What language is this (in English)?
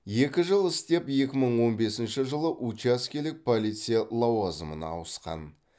Kazakh